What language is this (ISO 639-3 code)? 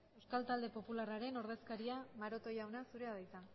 eus